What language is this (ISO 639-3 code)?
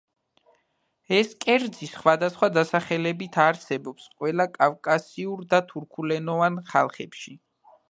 kat